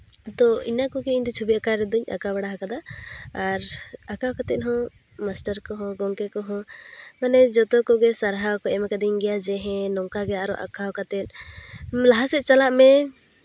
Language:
Santali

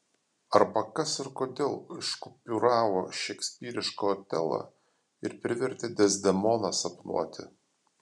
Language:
Lithuanian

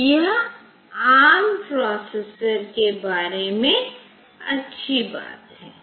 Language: Hindi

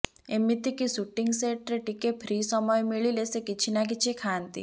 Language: Odia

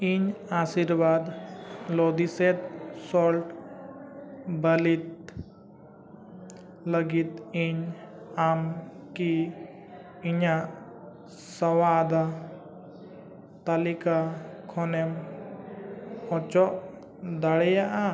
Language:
Santali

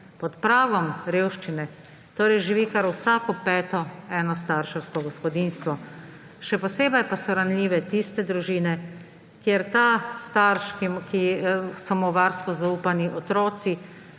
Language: Slovenian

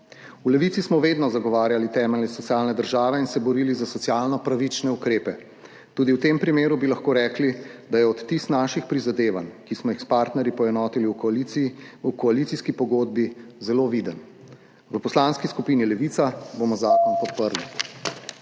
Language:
Slovenian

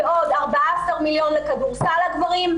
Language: Hebrew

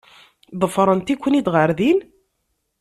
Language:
Kabyle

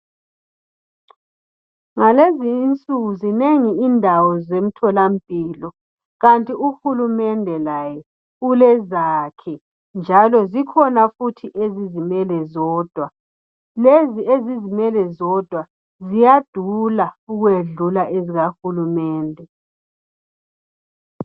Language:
North Ndebele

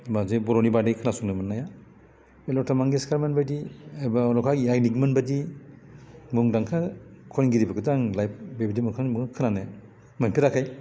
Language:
Bodo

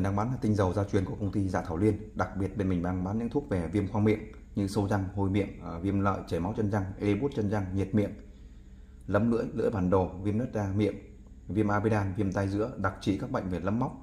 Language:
Vietnamese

